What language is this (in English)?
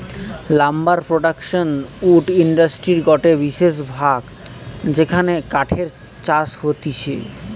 Bangla